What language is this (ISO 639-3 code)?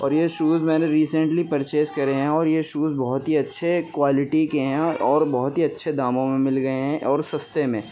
urd